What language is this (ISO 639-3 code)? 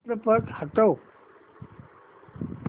mar